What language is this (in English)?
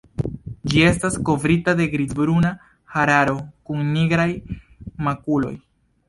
Esperanto